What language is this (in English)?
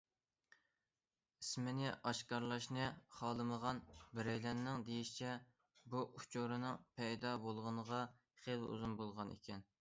Uyghur